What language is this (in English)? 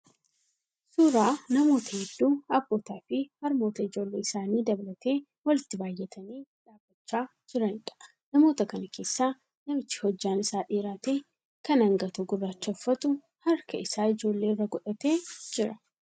Oromo